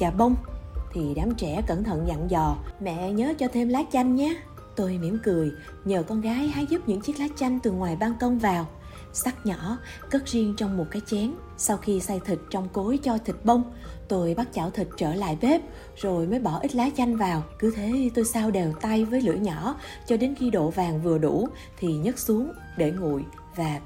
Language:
Vietnamese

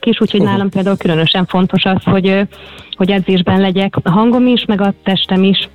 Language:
Hungarian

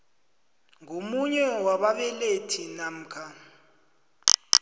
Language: South Ndebele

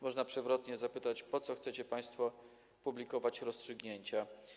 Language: Polish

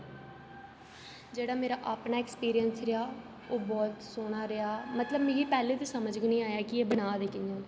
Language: Dogri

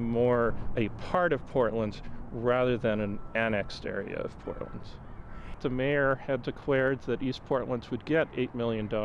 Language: English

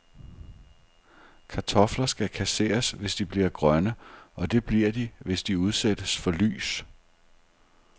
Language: Danish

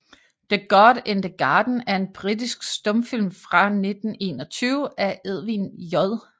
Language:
Danish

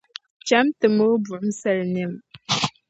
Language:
Dagbani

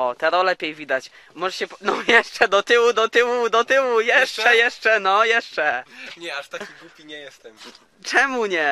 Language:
Polish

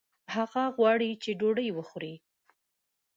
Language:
Pashto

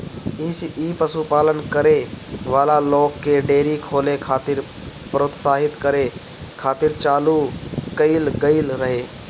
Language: Bhojpuri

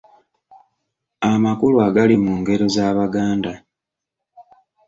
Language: Ganda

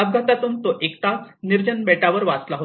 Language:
Marathi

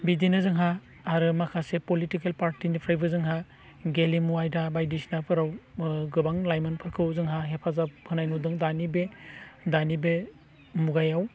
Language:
Bodo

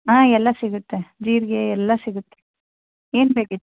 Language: Kannada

